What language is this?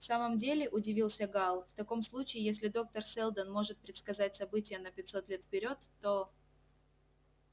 Russian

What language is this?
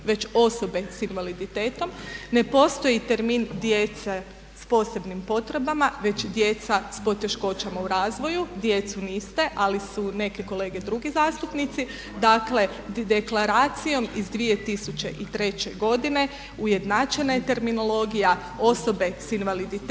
Croatian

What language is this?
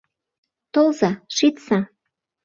Mari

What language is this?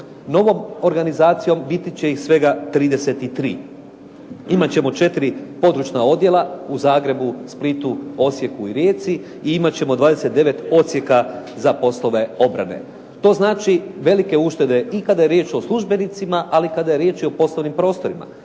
Croatian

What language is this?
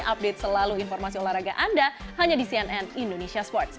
Indonesian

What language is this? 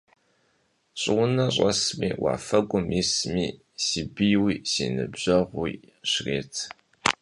Kabardian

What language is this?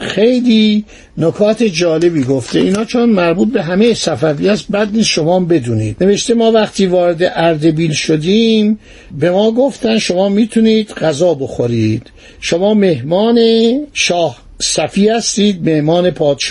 Persian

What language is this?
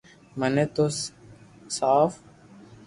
Loarki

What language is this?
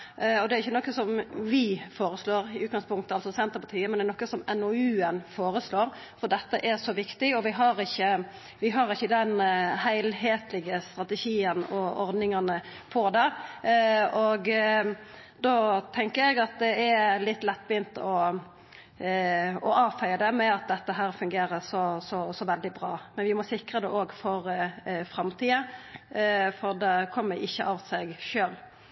Norwegian Nynorsk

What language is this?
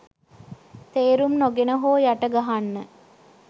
Sinhala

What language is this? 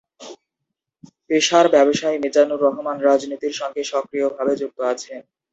Bangla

